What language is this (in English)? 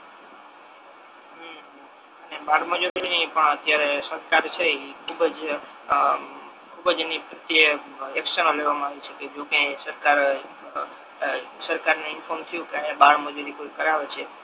Gujarati